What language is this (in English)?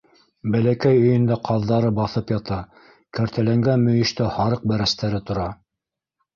Bashkir